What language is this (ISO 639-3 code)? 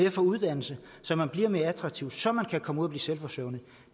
dan